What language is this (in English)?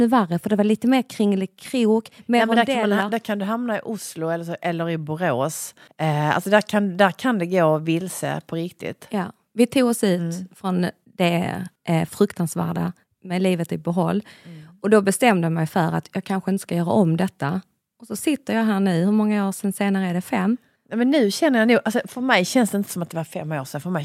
Swedish